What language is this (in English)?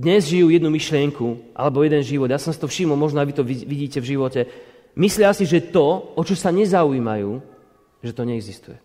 Slovak